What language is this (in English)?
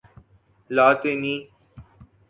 Urdu